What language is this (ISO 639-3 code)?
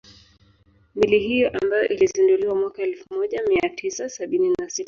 swa